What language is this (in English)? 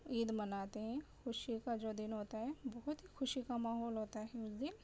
Urdu